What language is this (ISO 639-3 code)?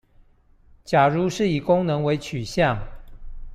zho